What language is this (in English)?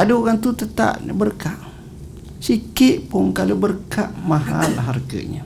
Malay